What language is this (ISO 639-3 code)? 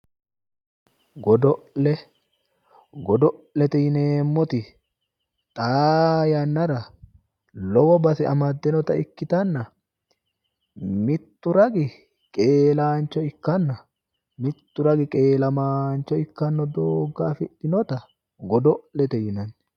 sid